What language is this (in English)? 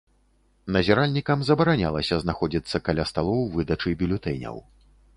Belarusian